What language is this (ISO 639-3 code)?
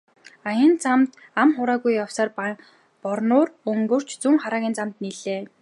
mon